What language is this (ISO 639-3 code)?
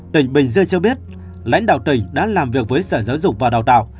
vie